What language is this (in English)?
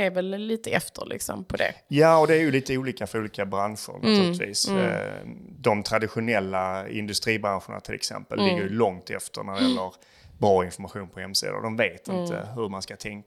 Swedish